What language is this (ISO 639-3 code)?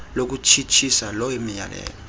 xho